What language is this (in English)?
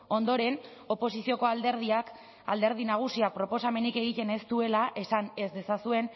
Basque